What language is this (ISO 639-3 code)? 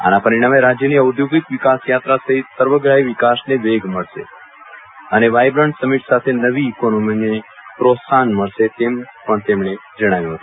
guj